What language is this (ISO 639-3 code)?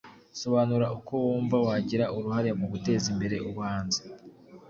kin